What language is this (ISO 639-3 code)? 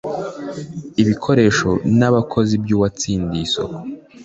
kin